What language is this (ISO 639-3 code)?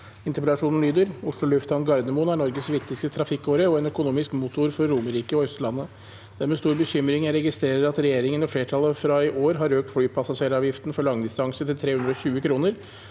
nor